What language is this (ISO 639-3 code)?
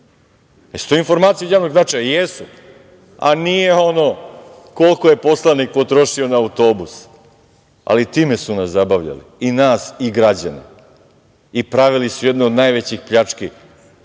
srp